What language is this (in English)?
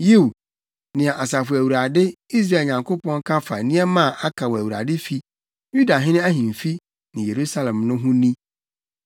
Akan